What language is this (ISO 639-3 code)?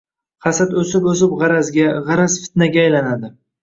uzb